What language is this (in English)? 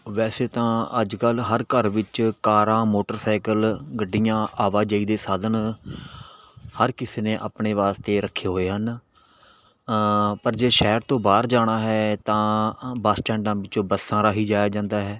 Punjabi